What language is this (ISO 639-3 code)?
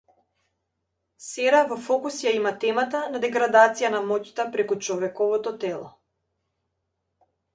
mkd